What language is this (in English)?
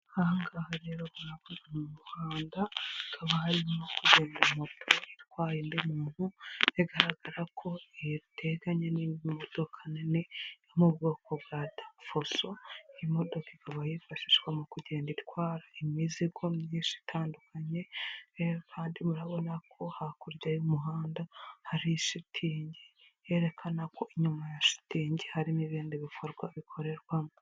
Kinyarwanda